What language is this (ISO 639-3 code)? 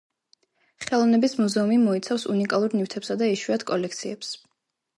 kat